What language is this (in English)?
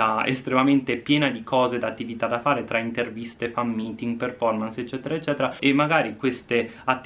Italian